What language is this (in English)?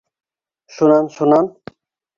Bashkir